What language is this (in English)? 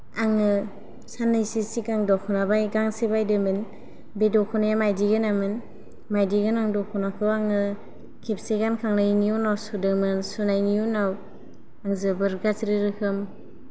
Bodo